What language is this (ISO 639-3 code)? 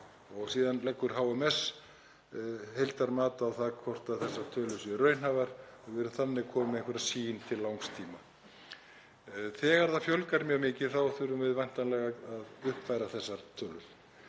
isl